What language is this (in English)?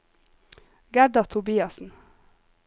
Norwegian